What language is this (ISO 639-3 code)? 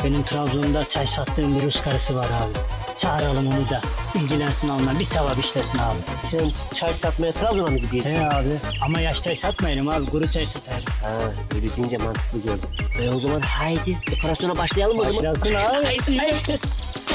tur